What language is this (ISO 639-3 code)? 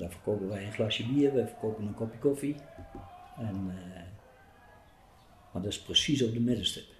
nld